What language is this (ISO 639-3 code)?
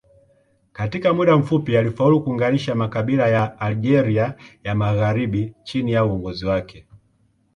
swa